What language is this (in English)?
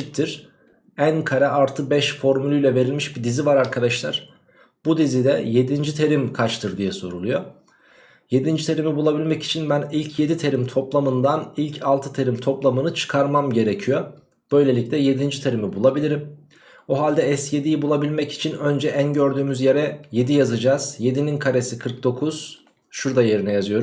Turkish